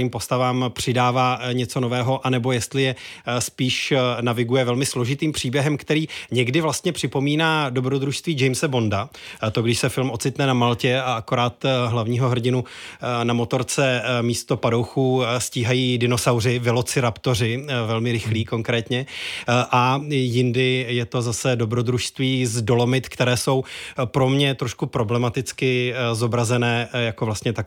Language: Czech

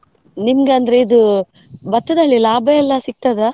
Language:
Kannada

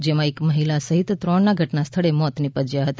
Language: Gujarati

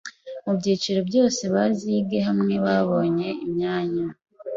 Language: Kinyarwanda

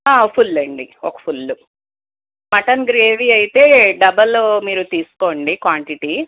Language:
Telugu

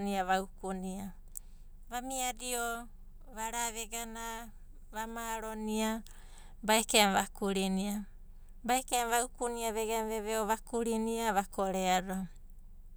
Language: Abadi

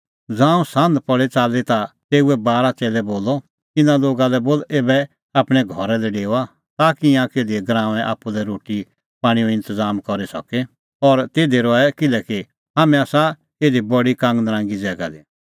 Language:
Kullu Pahari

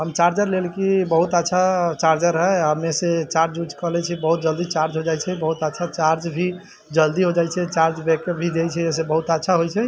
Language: Maithili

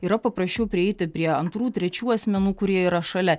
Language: Lithuanian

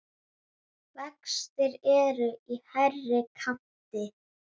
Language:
Icelandic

